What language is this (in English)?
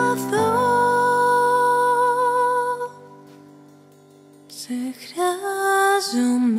Greek